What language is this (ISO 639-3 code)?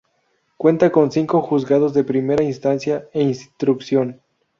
spa